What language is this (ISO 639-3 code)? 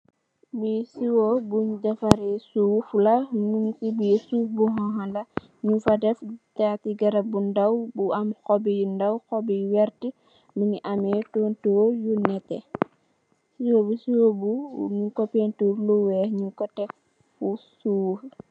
wol